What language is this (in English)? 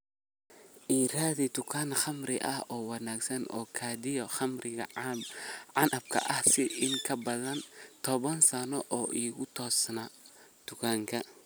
Somali